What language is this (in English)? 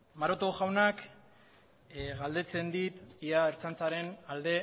Basque